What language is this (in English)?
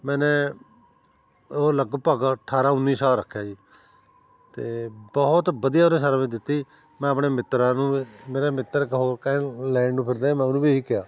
Punjabi